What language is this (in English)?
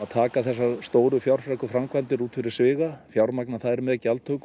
Icelandic